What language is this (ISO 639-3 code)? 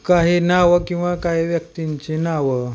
mar